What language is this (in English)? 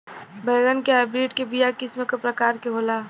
Bhojpuri